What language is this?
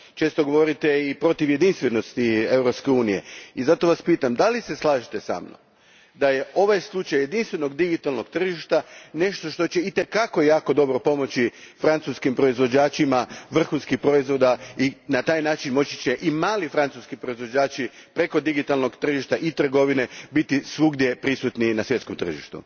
Croatian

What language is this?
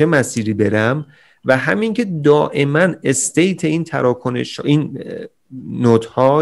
Persian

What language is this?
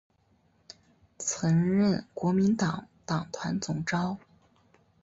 Chinese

